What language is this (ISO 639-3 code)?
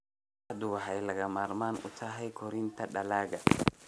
som